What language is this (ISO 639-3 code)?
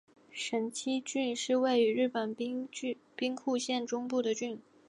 zho